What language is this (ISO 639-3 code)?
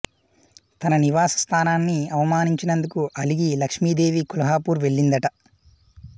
tel